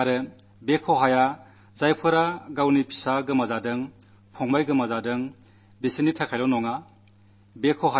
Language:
Malayalam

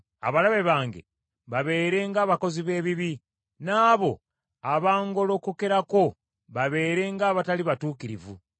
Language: Ganda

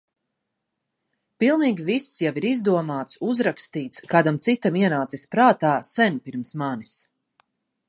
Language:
Latvian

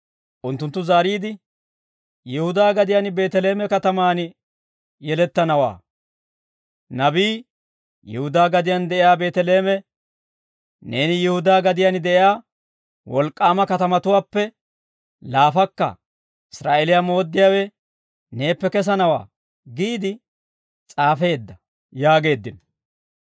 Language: Dawro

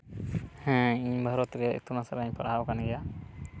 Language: Santali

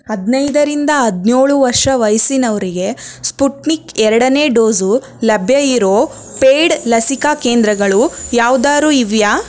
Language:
Kannada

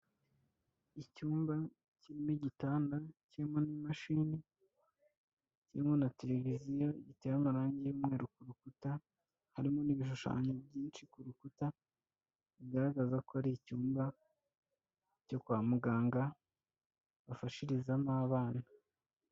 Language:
Kinyarwanda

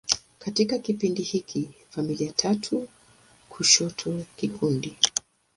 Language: Swahili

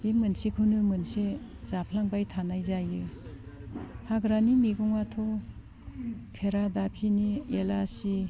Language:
Bodo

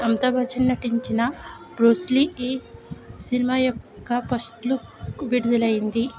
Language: Telugu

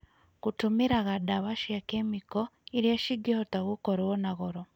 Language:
Kikuyu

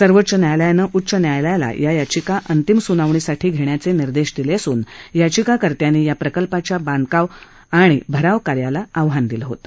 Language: Marathi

